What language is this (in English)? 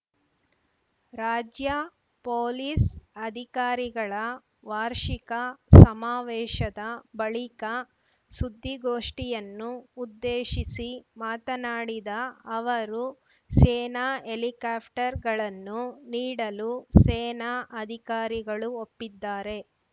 Kannada